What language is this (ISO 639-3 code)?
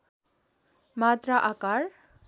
nep